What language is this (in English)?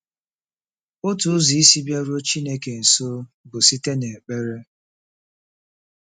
Igbo